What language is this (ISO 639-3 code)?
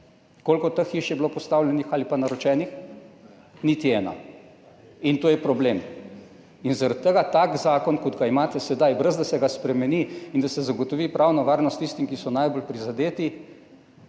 slv